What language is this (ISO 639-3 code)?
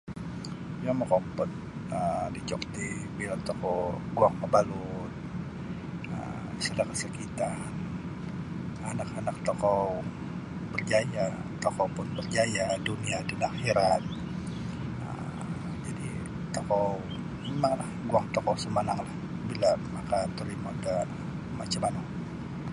bsy